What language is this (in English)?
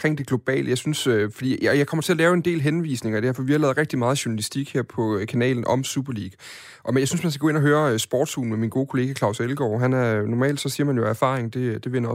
Danish